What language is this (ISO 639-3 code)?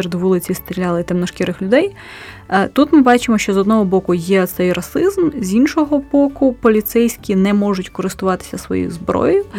ukr